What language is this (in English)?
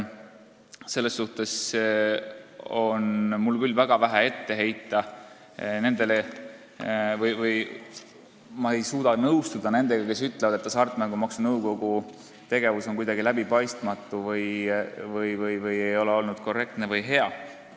Estonian